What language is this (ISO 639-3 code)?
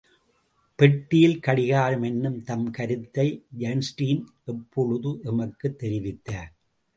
tam